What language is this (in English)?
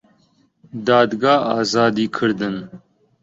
Central Kurdish